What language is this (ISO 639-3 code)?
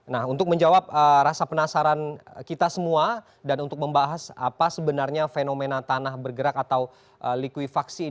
ind